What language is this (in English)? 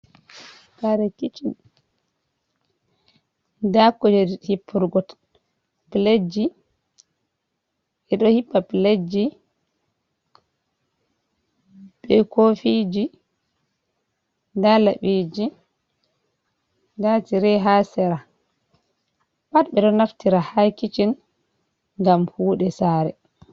Fula